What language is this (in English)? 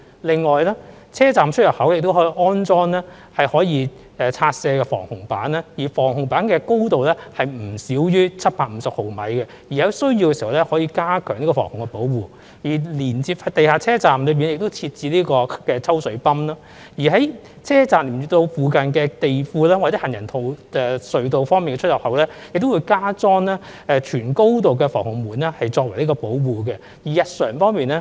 Cantonese